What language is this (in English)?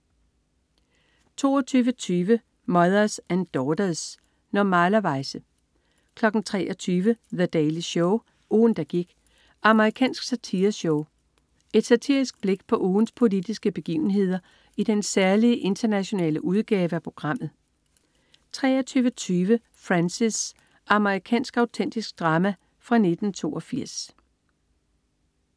Danish